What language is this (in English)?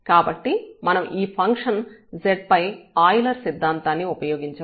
Telugu